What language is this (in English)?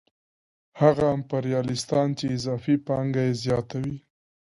Pashto